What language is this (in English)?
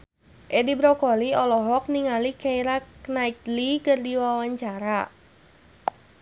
Sundanese